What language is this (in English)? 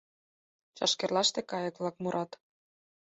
Mari